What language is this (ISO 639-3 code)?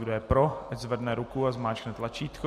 ces